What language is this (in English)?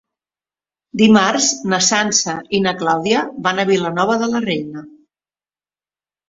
Catalan